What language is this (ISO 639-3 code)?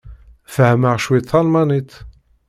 kab